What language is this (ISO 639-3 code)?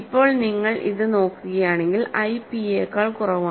mal